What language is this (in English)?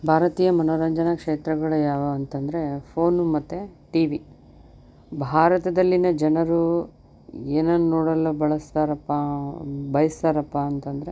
Kannada